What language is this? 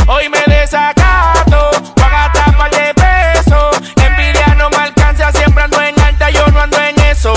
Spanish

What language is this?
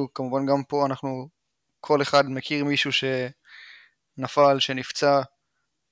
Hebrew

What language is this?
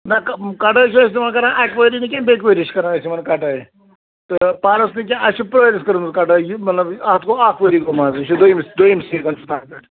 Kashmiri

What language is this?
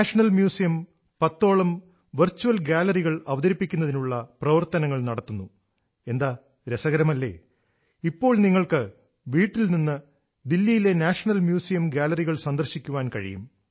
Malayalam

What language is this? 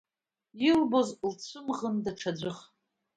Abkhazian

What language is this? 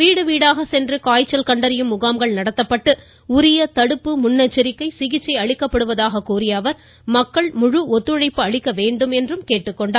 Tamil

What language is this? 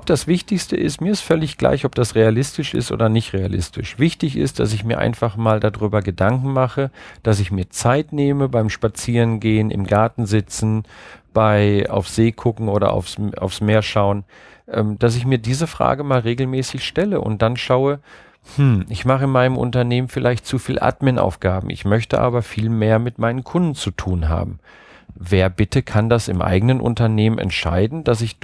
German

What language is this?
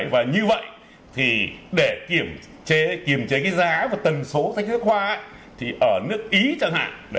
Vietnamese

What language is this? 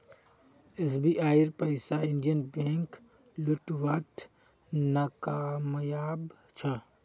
Magahi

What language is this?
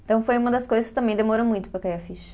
Portuguese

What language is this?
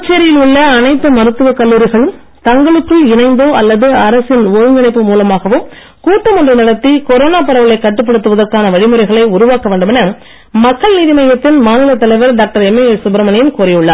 Tamil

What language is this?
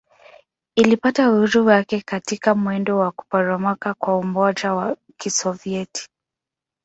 Swahili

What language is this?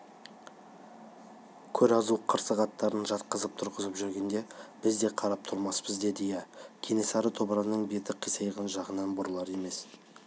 Kazakh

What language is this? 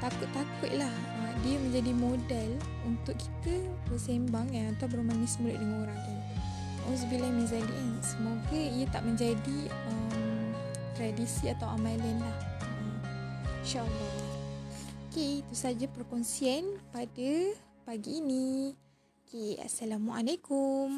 Malay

